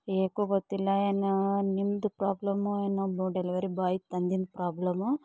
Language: Kannada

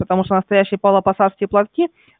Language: Russian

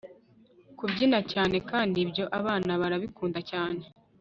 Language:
Kinyarwanda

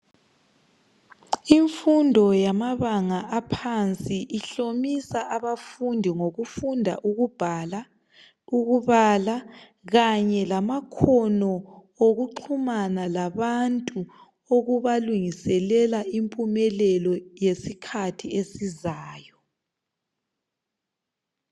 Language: North Ndebele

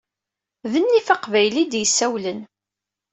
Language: Kabyle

